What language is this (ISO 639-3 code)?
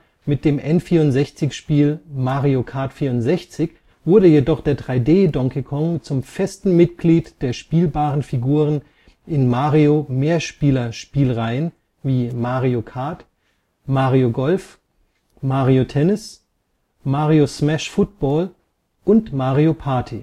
deu